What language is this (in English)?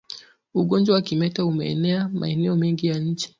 Swahili